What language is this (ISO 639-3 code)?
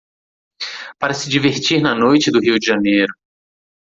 por